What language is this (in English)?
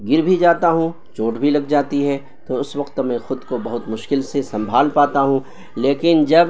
Urdu